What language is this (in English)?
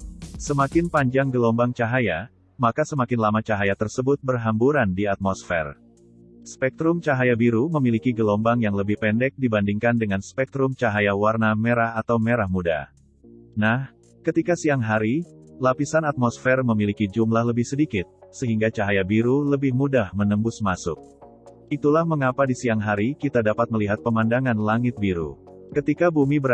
Indonesian